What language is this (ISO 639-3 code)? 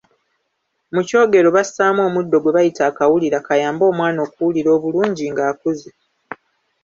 lug